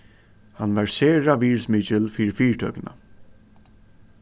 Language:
Faroese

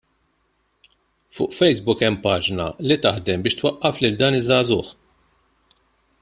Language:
Maltese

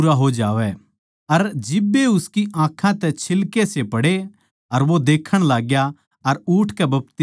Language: Haryanvi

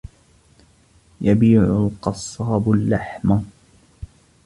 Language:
Arabic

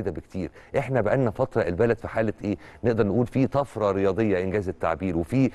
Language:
Arabic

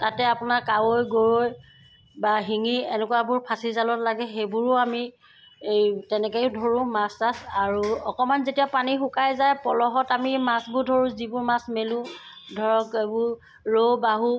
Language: Assamese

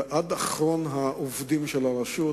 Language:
Hebrew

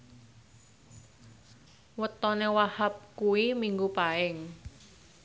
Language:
Javanese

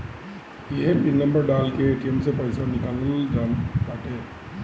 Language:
Bhojpuri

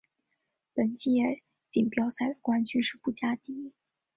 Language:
Chinese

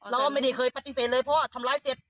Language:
Thai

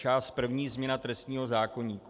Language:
Czech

